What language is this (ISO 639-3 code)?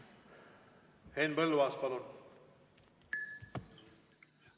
est